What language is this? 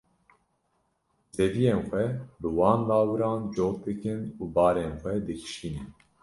Kurdish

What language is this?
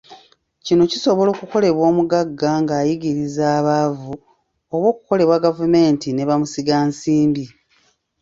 Ganda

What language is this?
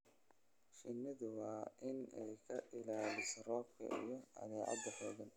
Somali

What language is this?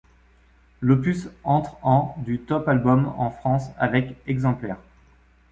French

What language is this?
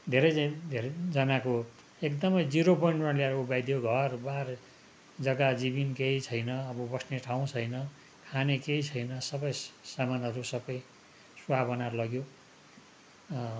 Nepali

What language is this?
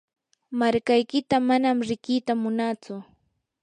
Yanahuanca Pasco Quechua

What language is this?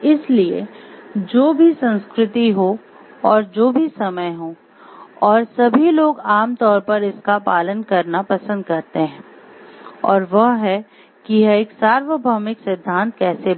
Hindi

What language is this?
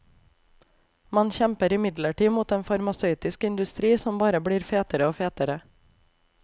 Norwegian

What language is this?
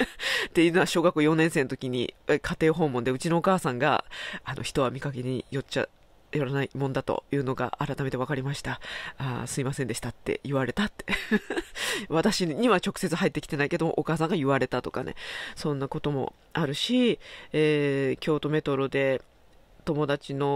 Japanese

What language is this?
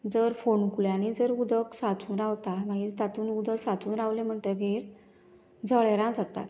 Konkani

